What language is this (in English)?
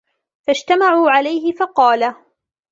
Arabic